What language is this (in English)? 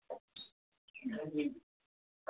Dogri